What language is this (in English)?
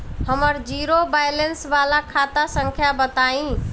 Bhojpuri